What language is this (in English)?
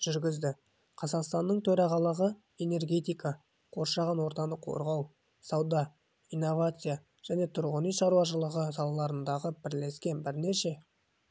Kazakh